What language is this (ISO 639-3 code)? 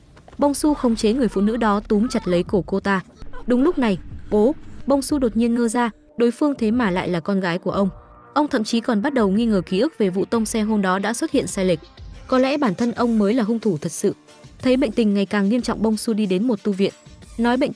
vie